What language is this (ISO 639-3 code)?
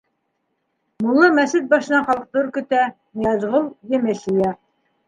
bak